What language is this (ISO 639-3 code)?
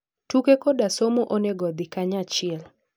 luo